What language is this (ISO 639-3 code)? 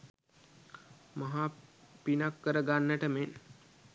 sin